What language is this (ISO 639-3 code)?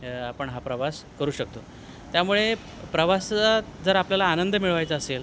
mar